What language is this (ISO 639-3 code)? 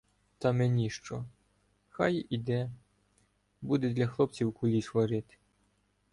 ukr